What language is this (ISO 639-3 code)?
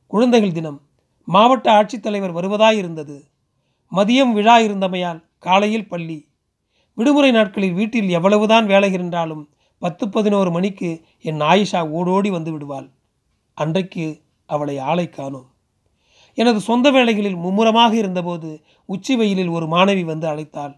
tam